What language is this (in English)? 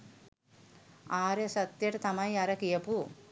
Sinhala